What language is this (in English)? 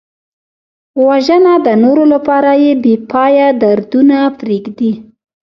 Pashto